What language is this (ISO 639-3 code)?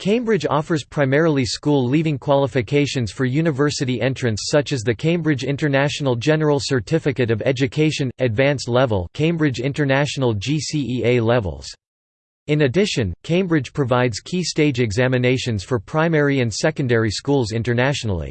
eng